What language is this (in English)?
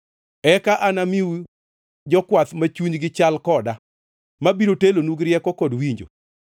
Luo (Kenya and Tanzania)